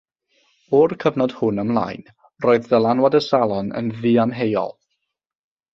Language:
Welsh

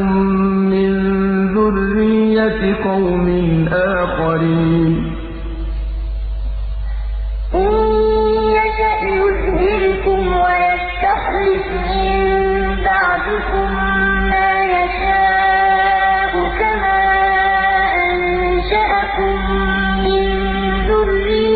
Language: Arabic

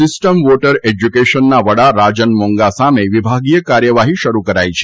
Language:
Gujarati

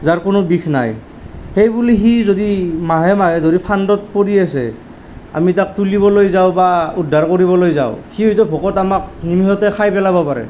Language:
Assamese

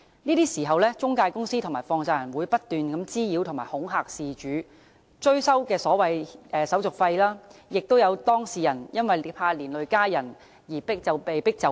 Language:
Cantonese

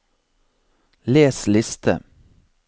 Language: Norwegian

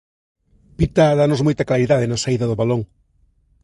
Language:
Galician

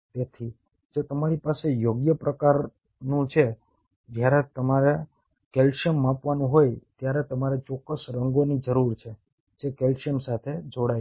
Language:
Gujarati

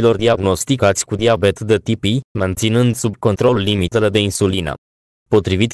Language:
Romanian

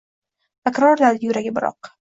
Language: Uzbek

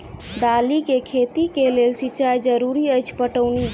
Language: Maithili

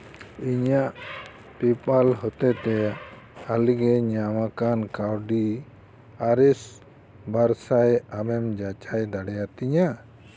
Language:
Santali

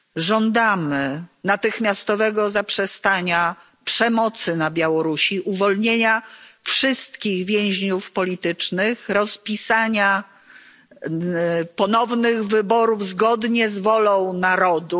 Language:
Polish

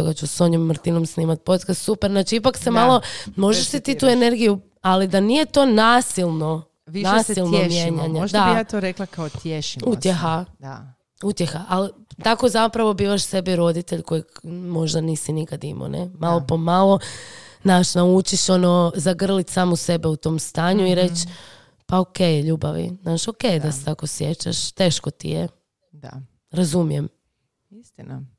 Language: Croatian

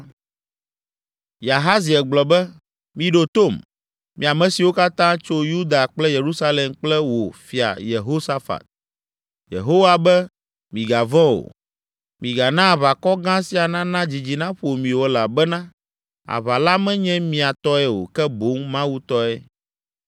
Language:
Ewe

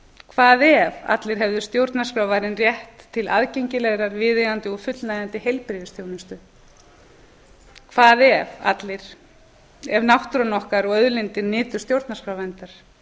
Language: Icelandic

